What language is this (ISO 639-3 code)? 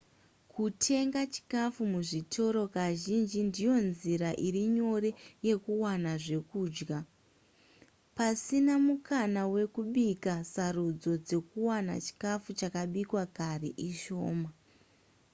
sna